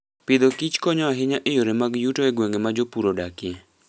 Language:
Luo (Kenya and Tanzania)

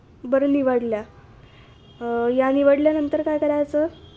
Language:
Marathi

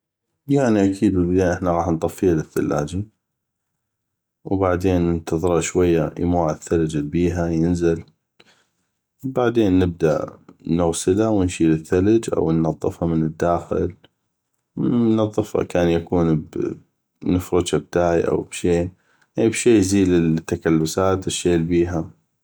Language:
North Mesopotamian Arabic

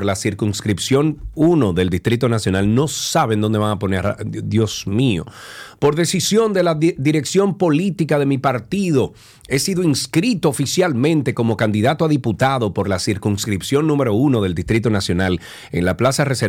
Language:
Spanish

